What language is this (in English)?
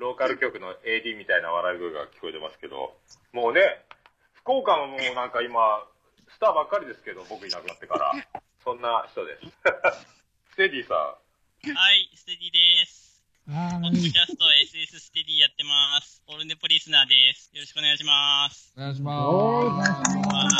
Japanese